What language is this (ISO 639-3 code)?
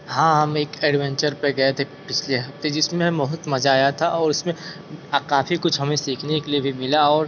hin